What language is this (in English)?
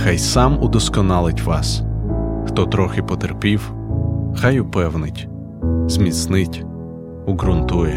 Ukrainian